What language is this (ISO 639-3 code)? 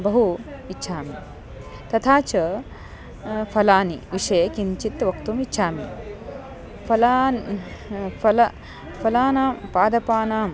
san